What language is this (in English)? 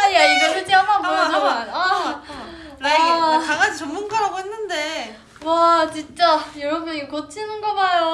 Korean